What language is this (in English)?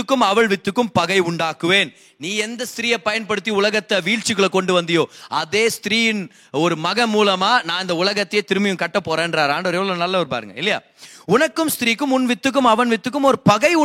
Tamil